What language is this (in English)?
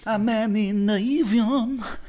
Welsh